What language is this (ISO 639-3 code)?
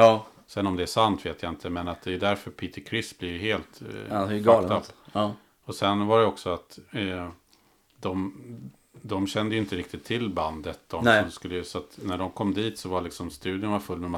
swe